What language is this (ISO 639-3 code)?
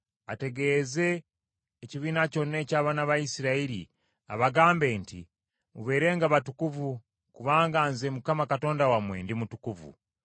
lug